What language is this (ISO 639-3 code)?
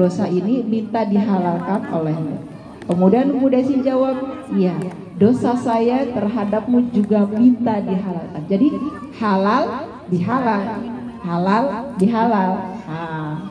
ind